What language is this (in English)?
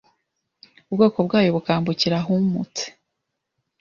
Kinyarwanda